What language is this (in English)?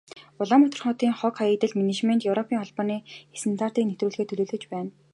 Mongolian